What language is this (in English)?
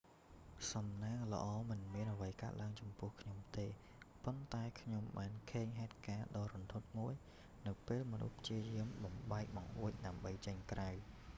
Khmer